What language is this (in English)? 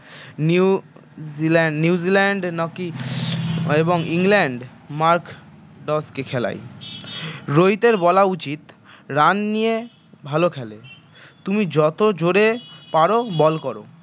Bangla